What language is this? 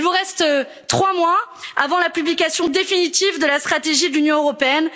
French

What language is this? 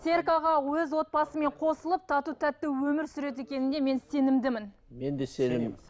Kazakh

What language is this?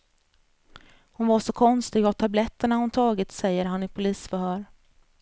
Swedish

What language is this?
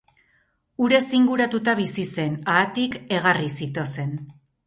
Basque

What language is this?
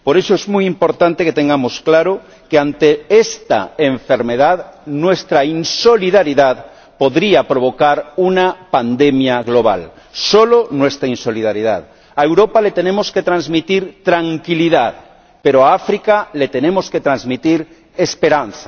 Spanish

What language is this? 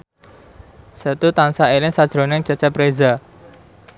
Javanese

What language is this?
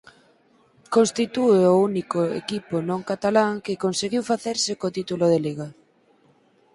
Galician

